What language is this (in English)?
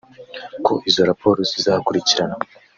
Kinyarwanda